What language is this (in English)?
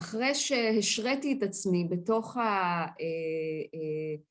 Hebrew